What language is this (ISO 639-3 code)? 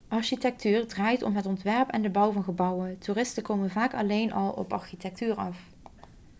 nld